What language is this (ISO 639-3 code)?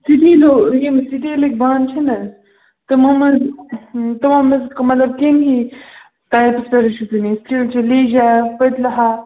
kas